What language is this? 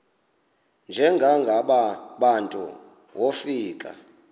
Xhosa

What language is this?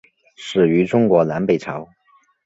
Chinese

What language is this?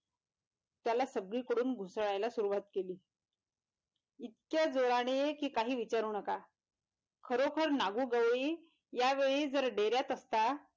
Marathi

